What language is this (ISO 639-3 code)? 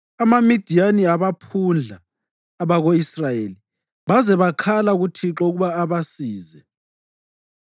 nde